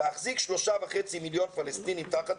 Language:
Hebrew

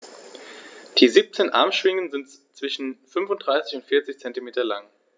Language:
German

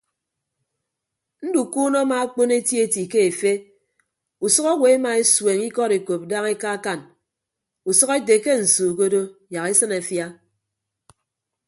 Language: Ibibio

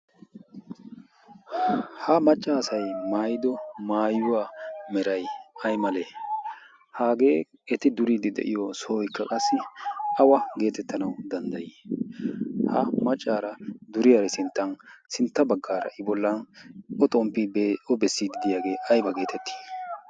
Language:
Wolaytta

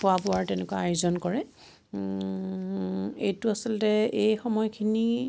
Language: Assamese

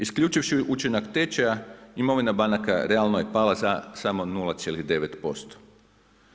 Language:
Croatian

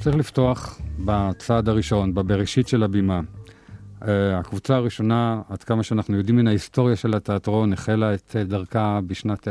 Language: Hebrew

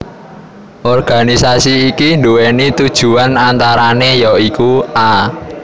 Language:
Javanese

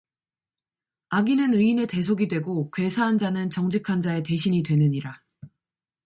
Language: Korean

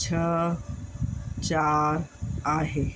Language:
Sindhi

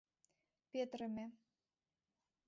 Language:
Mari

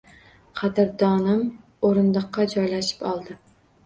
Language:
Uzbek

